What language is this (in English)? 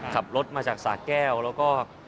Thai